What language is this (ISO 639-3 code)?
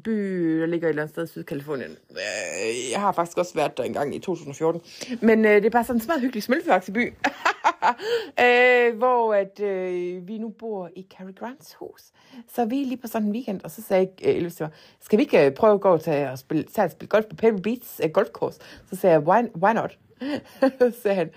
dan